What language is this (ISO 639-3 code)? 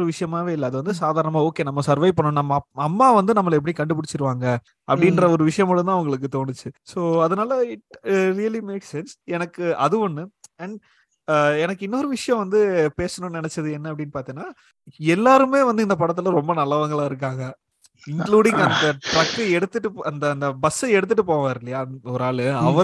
tam